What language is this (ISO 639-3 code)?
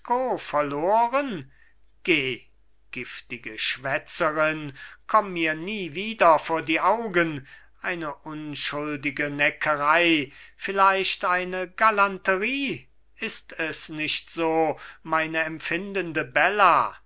deu